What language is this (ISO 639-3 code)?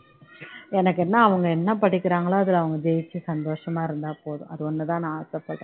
tam